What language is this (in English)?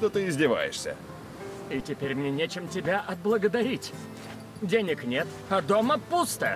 Russian